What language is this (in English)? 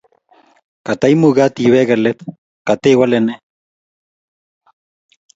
Kalenjin